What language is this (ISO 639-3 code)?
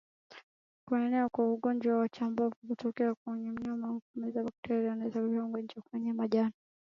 swa